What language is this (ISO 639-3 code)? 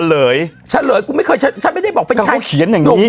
tha